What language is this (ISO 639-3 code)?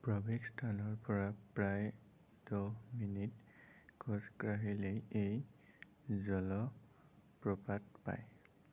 asm